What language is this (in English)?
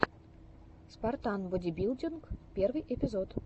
Russian